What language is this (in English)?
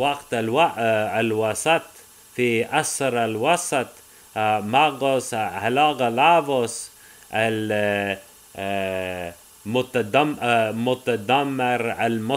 Arabic